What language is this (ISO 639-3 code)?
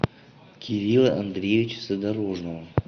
rus